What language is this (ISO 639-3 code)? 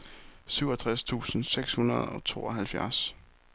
dan